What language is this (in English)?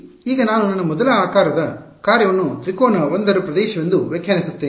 Kannada